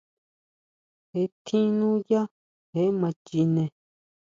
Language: Huautla Mazatec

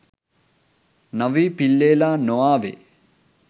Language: Sinhala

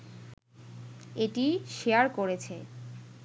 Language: Bangla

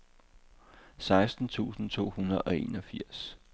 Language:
Danish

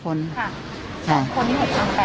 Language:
Thai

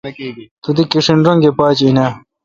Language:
Kalkoti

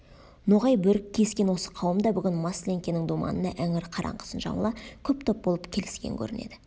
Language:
Kazakh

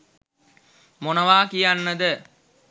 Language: Sinhala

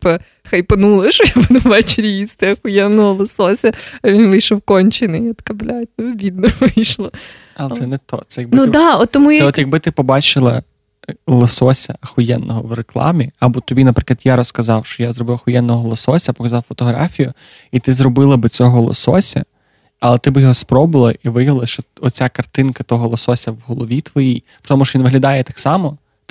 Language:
Ukrainian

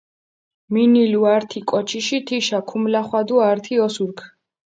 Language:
Mingrelian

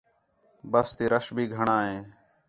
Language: Khetrani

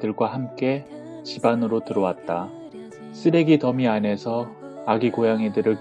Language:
Korean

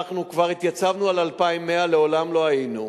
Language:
Hebrew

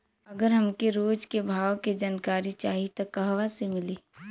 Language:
Bhojpuri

